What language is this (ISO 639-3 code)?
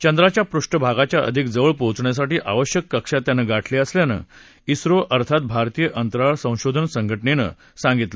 mar